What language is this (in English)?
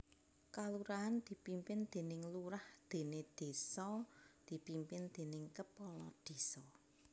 Javanese